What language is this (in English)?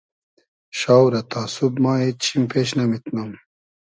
Hazaragi